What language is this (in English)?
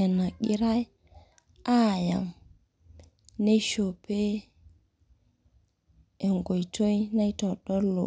Masai